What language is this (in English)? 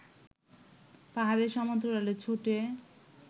Bangla